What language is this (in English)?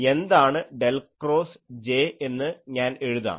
Malayalam